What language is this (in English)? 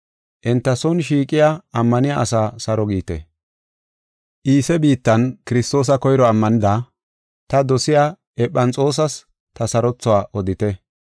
Gofa